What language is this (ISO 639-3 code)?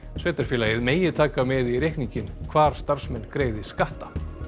isl